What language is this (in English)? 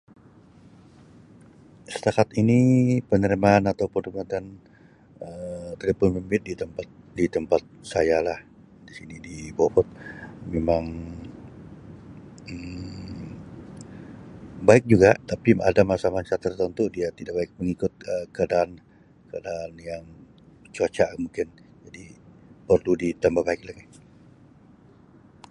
Sabah Malay